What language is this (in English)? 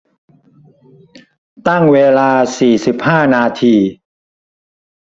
Thai